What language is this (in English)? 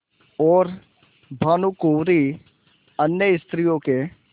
Hindi